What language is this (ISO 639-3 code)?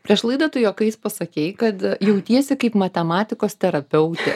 lit